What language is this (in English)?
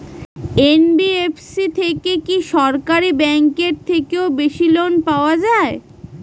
Bangla